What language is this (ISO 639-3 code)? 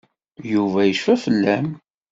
kab